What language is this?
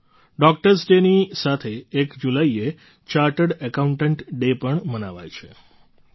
Gujarati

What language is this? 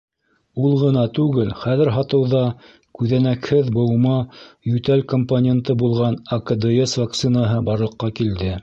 Bashkir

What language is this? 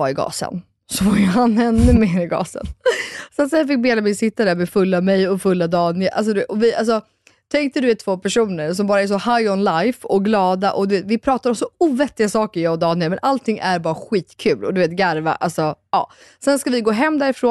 Swedish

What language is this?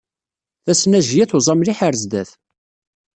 Kabyle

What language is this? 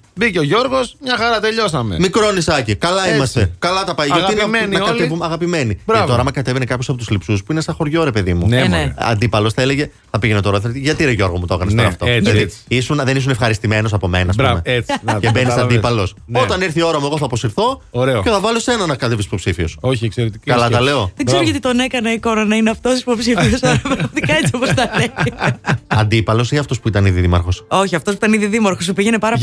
Greek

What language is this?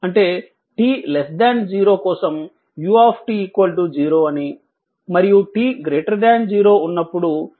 Telugu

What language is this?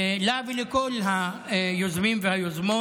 Hebrew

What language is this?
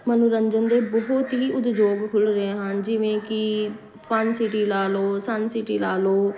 Punjabi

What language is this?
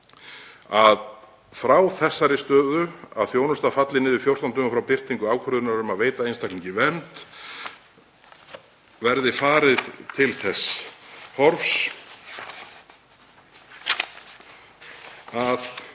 Icelandic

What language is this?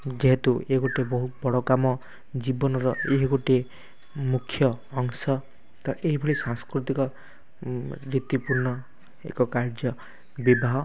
Odia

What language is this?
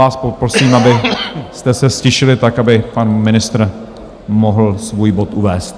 Czech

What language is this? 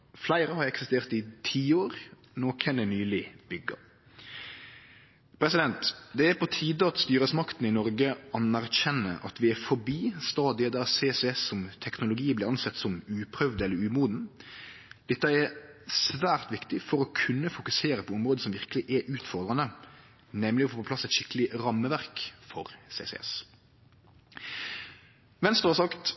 Norwegian Nynorsk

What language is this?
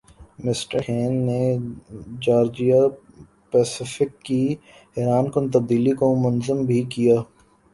Urdu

